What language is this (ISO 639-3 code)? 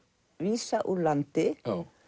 isl